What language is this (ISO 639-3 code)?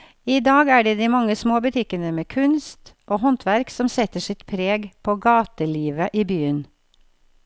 nor